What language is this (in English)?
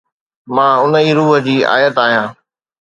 Sindhi